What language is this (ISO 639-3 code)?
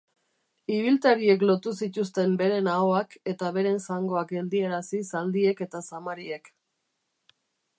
eus